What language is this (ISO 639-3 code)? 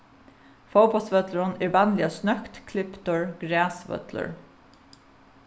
fao